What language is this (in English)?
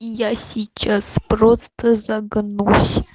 Russian